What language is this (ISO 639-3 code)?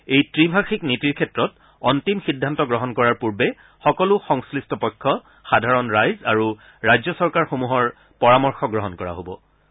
asm